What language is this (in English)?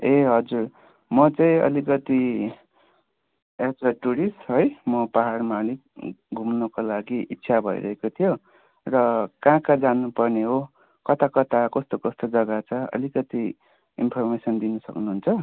Nepali